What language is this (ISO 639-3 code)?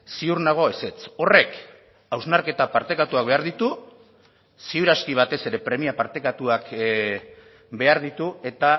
eus